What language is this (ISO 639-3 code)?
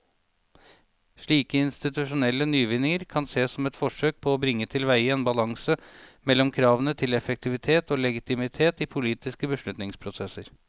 nor